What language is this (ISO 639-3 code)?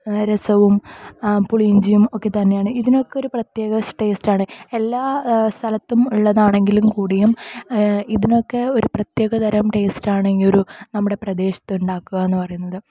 mal